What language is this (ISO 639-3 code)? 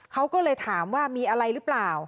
tha